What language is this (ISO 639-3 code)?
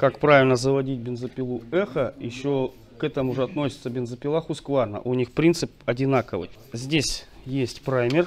rus